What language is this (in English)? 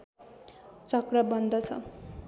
Nepali